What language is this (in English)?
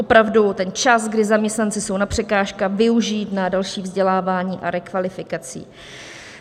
Czech